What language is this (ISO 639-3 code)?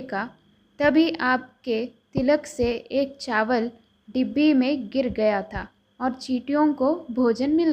hin